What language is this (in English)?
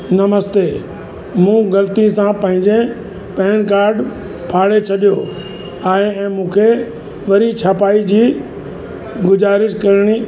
Sindhi